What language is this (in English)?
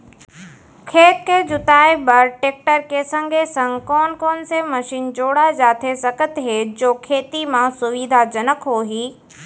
Chhattisgarhi